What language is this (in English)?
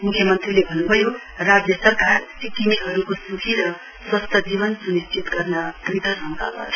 Nepali